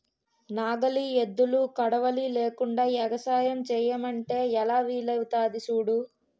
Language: Telugu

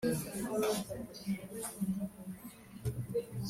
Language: Kinyarwanda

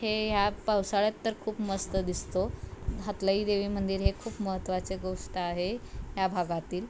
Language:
Marathi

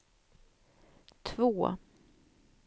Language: Swedish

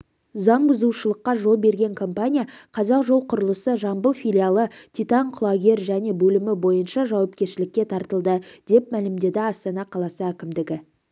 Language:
Kazakh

